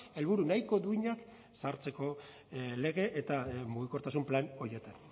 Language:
Basque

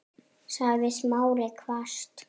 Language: Icelandic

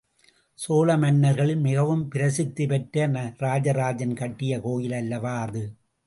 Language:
Tamil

